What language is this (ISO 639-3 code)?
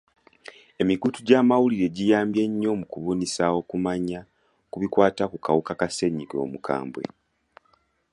lug